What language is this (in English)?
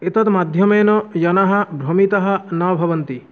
Sanskrit